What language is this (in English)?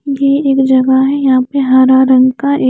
Hindi